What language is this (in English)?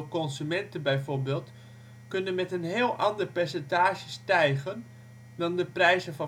Dutch